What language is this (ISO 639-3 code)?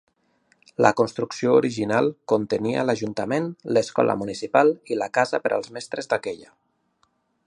cat